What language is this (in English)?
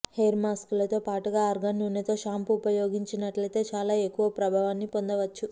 Telugu